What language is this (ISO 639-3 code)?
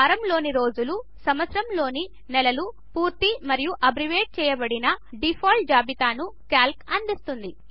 tel